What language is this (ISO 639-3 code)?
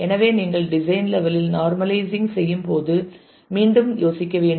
tam